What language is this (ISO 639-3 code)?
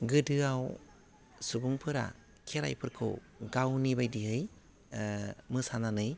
brx